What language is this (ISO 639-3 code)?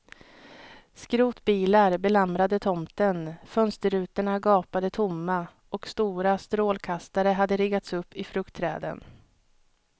swe